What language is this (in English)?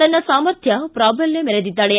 Kannada